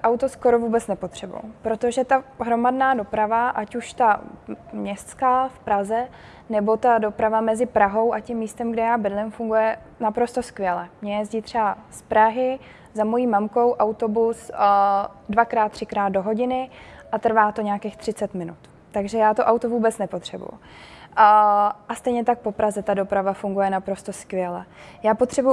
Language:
Czech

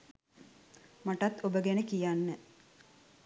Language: Sinhala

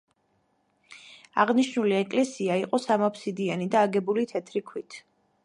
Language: Georgian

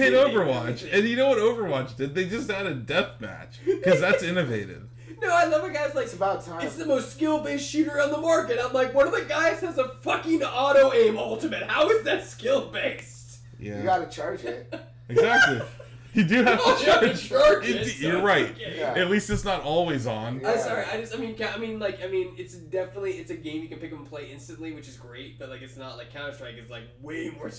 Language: English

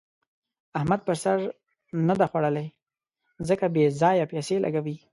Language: Pashto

